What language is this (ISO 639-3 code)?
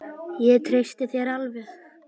isl